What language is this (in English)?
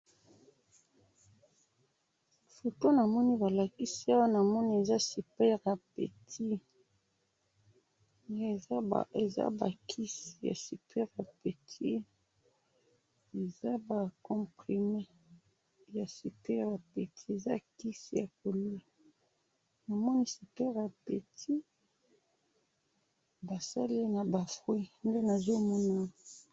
Lingala